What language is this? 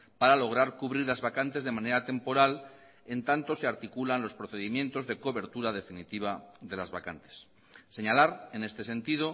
Spanish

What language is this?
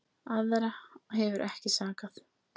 Icelandic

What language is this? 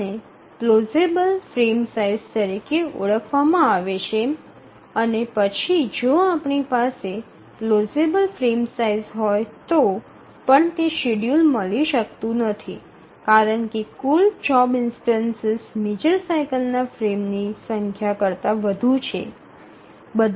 Gujarati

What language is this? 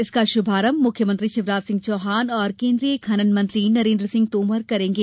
Hindi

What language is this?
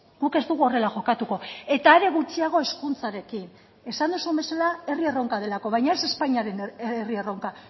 Basque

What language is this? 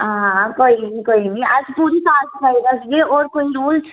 Dogri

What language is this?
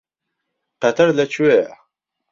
Central Kurdish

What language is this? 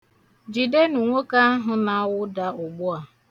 Igbo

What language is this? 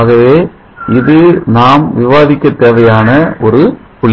Tamil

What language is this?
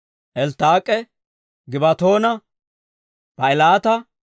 Dawro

